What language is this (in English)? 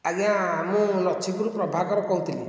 Odia